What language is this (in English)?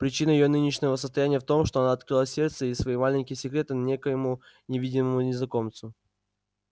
Russian